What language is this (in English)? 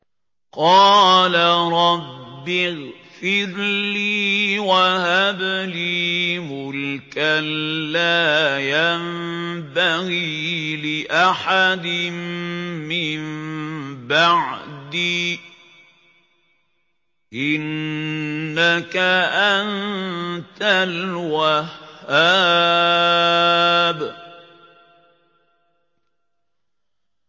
Arabic